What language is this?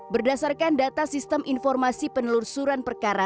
Indonesian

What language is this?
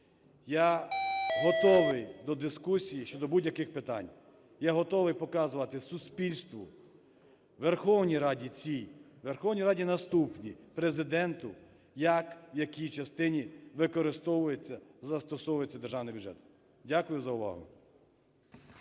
Ukrainian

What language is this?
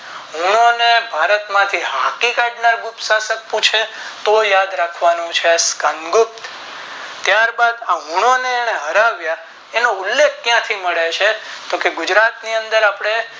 Gujarati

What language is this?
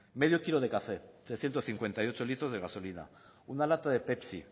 Spanish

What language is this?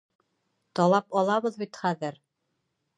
Bashkir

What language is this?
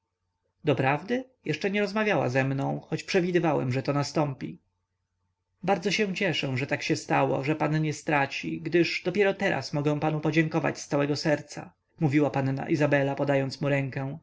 Polish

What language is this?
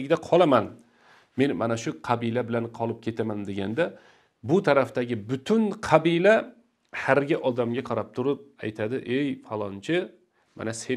Turkish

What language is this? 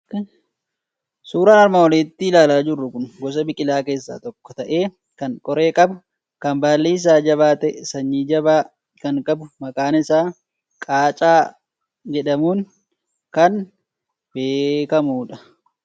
Oromo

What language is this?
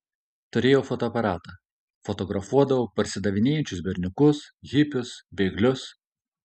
Lithuanian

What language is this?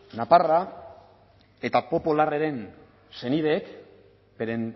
Basque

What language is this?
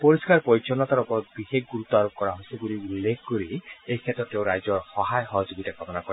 Assamese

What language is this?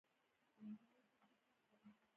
Pashto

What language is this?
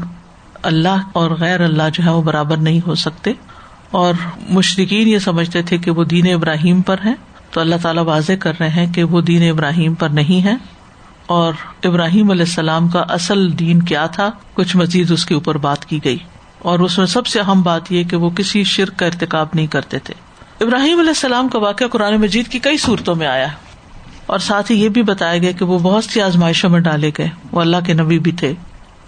Urdu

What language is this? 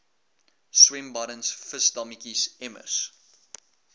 Afrikaans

